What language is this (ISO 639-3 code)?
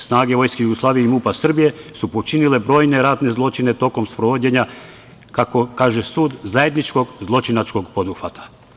srp